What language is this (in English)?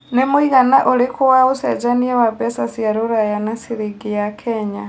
Kikuyu